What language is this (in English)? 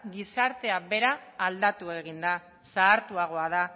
Basque